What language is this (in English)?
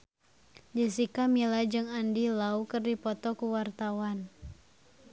Sundanese